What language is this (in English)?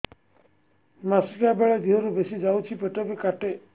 Odia